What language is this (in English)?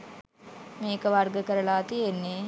Sinhala